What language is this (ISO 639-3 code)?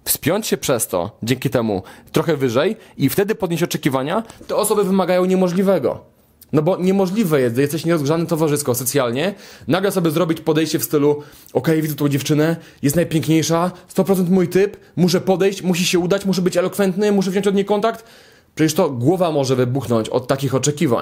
pol